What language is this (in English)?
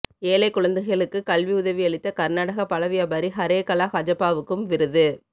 Tamil